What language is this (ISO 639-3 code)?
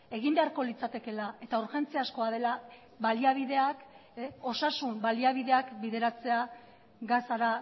eus